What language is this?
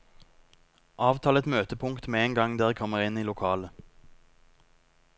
Norwegian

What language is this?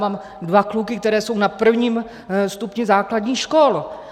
Czech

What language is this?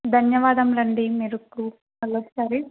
Telugu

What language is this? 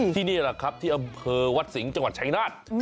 Thai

